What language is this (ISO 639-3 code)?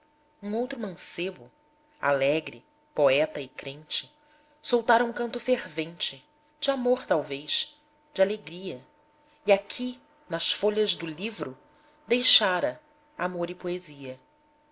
por